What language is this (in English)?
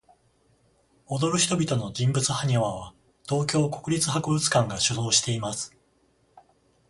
Japanese